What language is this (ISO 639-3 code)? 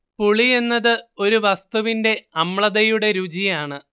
mal